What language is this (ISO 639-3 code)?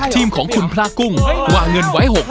tha